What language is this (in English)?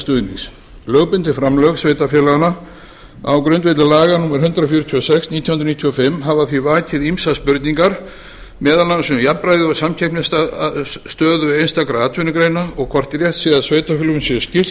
Icelandic